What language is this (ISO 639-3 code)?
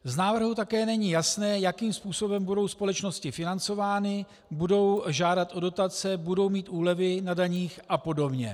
ces